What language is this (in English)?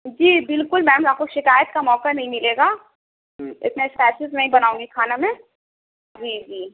Urdu